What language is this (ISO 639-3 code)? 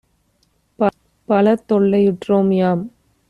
tam